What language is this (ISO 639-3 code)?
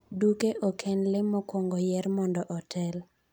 luo